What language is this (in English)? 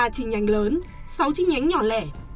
Vietnamese